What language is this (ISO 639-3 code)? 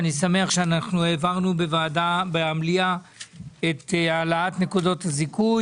heb